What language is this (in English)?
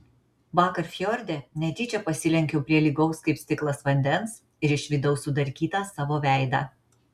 Lithuanian